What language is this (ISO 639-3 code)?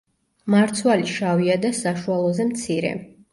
kat